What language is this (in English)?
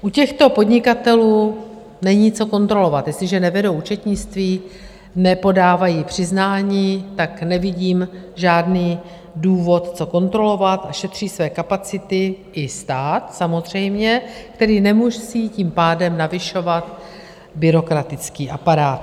Czech